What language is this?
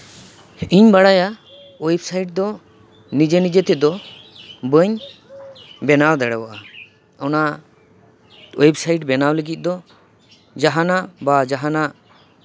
Santali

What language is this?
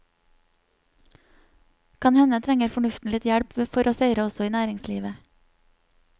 Norwegian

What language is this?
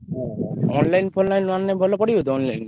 Odia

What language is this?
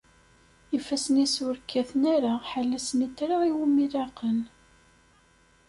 Kabyle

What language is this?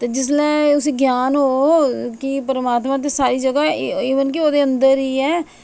Dogri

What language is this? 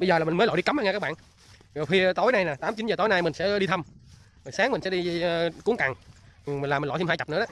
Vietnamese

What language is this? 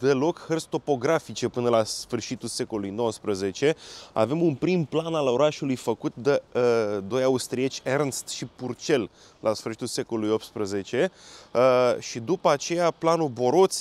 Romanian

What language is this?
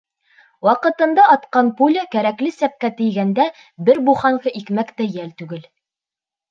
Bashkir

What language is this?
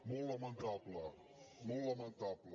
Catalan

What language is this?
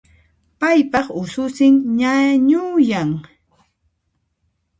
Puno Quechua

